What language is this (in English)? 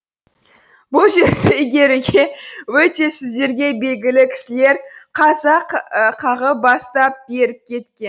Kazakh